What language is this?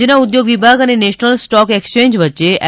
Gujarati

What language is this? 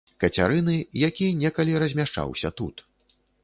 Belarusian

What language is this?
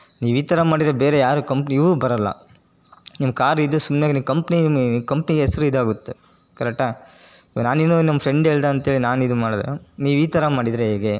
Kannada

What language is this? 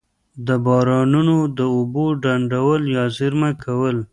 Pashto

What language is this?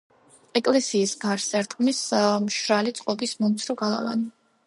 Georgian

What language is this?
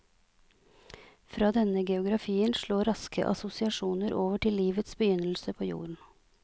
Norwegian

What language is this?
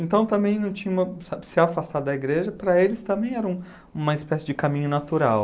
Portuguese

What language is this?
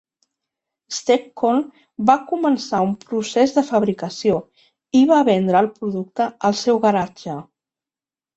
Catalan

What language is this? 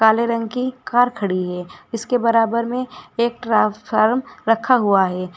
Hindi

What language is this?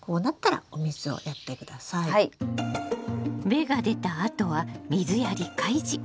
Japanese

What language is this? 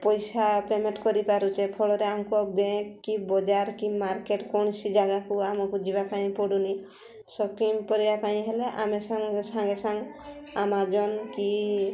Odia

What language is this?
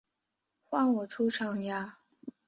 Chinese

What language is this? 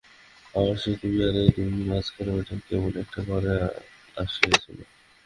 Bangla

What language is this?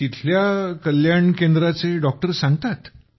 Marathi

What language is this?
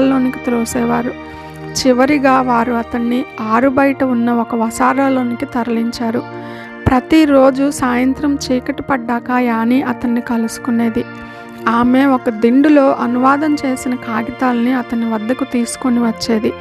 Telugu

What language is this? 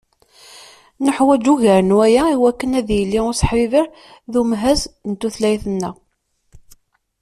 Kabyle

